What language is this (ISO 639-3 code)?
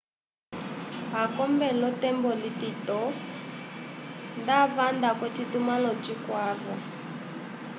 umb